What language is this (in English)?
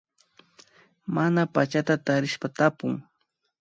Imbabura Highland Quichua